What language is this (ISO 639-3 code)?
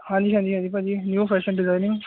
pan